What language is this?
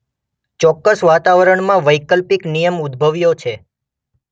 Gujarati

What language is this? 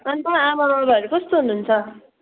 Nepali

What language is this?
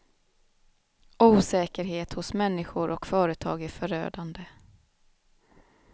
Swedish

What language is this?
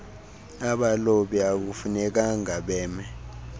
Xhosa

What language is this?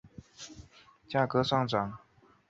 Chinese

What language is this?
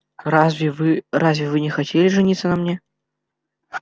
Russian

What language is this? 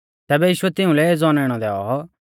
Mahasu Pahari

